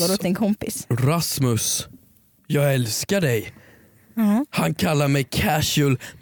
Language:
Swedish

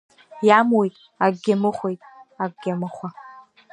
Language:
Abkhazian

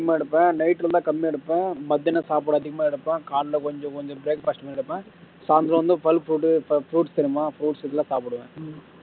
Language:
Tamil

